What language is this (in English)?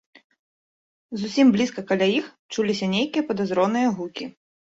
Belarusian